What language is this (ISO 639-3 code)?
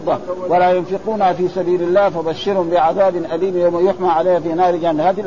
ara